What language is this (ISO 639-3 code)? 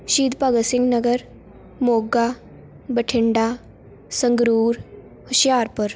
pan